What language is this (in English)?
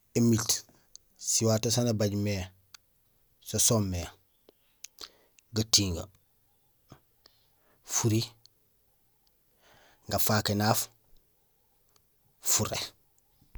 Gusilay